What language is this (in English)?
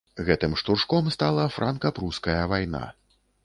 Belarusian